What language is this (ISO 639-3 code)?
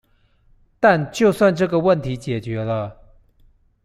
zho